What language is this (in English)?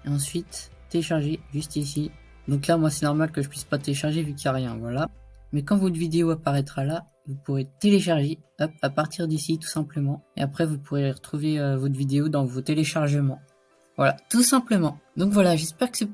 French